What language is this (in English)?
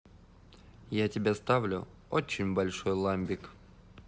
Russian